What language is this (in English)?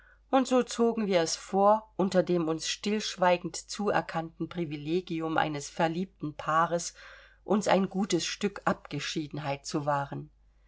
German